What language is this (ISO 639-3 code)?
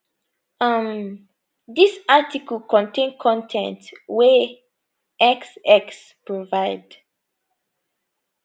pcm